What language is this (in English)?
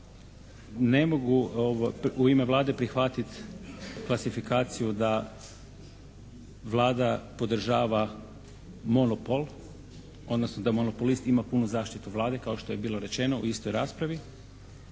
Croatian